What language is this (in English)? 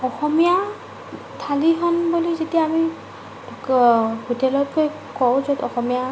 Assamese